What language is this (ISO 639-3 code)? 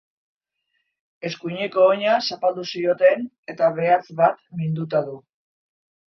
eus